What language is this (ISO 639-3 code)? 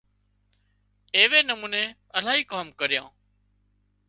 kxp